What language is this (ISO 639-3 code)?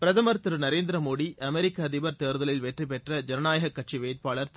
tam